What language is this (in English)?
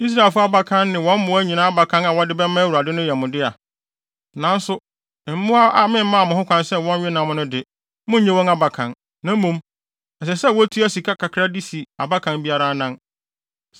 Akan